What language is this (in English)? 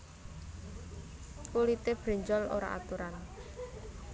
Javanese